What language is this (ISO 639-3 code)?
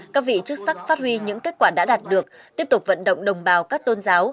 vie